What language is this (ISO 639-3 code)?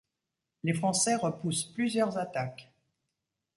fra